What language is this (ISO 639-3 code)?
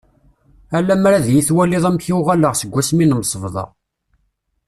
kab